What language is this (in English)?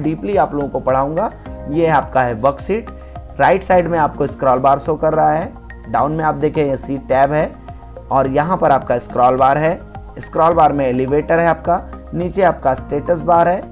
Hindi